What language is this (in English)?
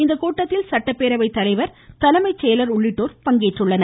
Tamil